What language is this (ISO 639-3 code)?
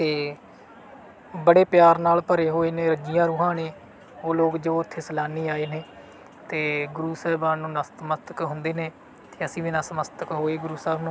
pan